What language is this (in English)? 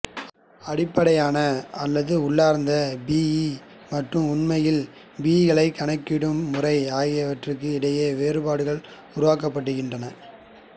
Tamil